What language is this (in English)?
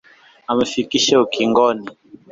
Swahili